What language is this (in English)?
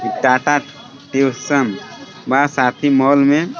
Bhojpuri